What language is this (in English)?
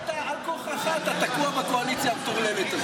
Hebrew